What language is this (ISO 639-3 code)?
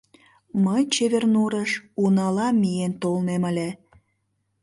chm